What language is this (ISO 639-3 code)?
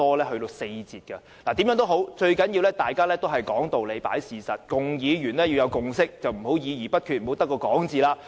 yue